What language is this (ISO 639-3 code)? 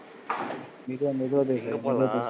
tam